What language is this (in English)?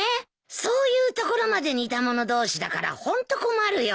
Japanese